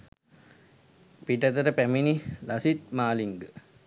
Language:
Sinhala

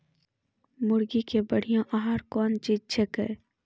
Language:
Maithili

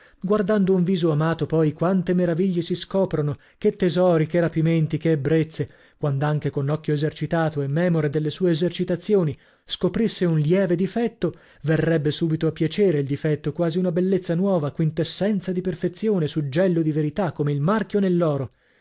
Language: Italian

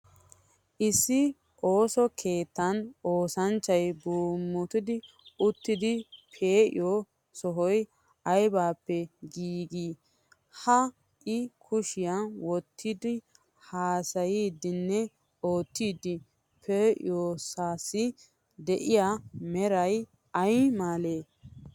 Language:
Wolaytta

